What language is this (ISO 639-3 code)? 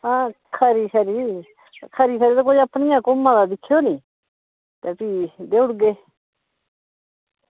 doi